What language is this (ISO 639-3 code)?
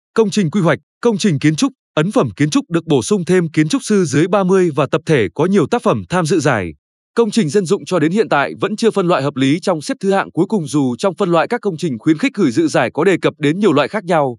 vie